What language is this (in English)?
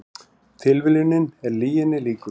Icelandic